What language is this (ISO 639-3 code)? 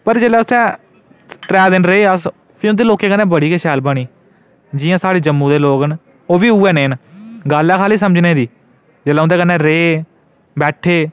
doi